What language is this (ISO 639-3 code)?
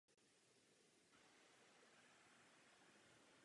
ces